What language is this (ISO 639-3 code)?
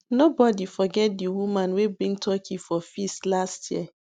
pcm